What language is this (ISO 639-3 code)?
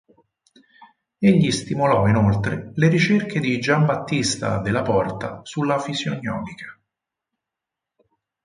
ita